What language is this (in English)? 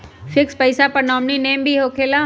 Magahi